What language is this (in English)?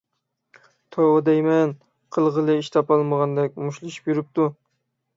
Uyghur